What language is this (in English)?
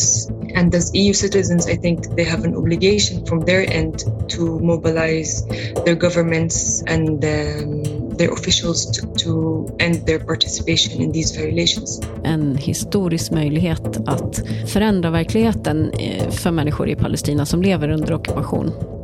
Swedish